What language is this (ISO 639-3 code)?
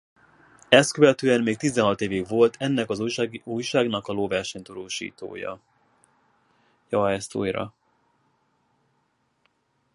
hun